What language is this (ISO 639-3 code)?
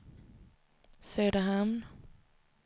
swe